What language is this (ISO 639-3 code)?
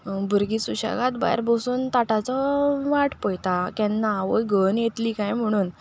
kok